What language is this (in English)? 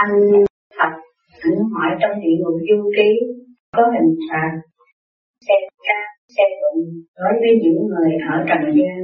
Vietnamese